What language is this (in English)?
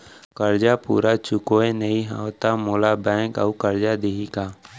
Chhattisgarhi